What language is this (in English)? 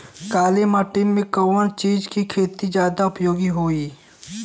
Bhojpuri